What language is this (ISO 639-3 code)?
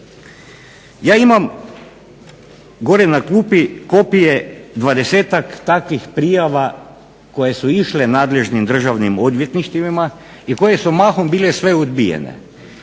hrv